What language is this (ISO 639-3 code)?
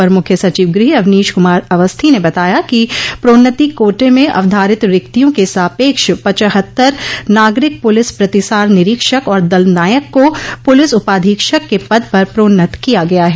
hin